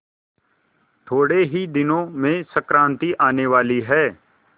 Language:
Hindi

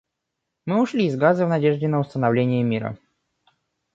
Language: Russian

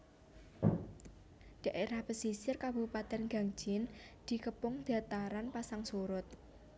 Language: Javanese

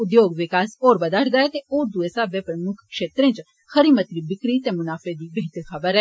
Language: Dogri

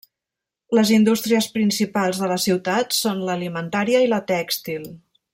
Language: Catalan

